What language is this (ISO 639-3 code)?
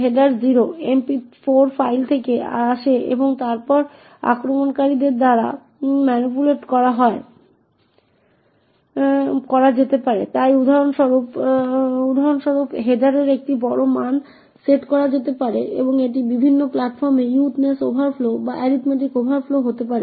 ben